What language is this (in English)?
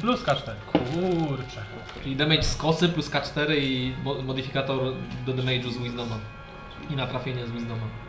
Polish